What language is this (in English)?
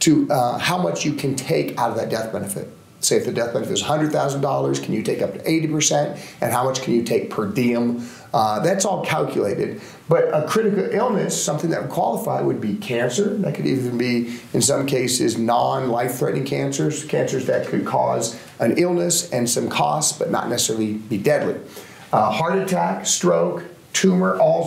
English